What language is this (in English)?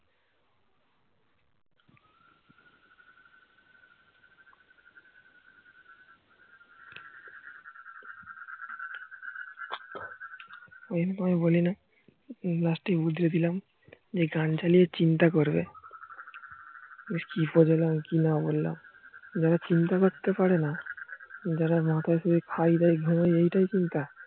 Bangla